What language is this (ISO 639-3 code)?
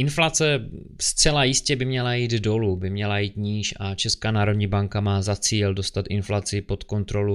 ces